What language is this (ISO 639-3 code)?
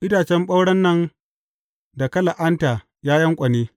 hau